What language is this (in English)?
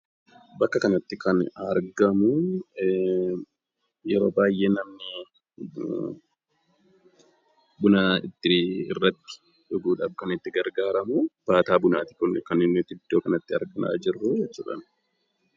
Oromo